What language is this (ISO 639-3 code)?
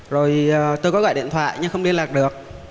vie